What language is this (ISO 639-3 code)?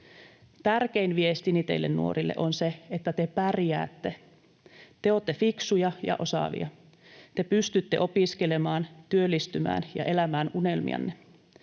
fin